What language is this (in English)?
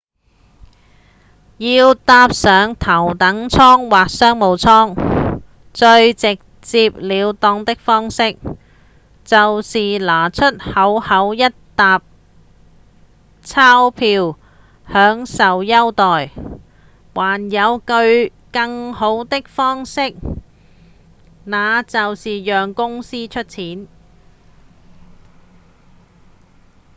Cantonese